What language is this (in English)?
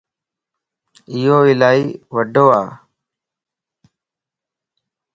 Lasi